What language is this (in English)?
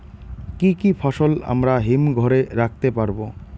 Bangla